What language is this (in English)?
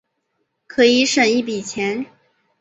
Chinese